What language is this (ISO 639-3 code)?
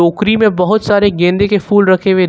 hin